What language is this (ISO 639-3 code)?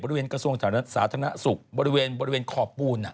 tha